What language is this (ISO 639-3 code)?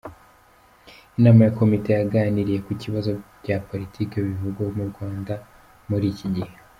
kin